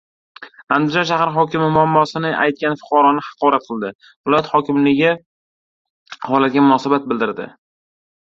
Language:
Uzbek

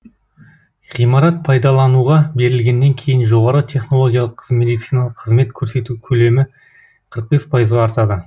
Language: Kazakh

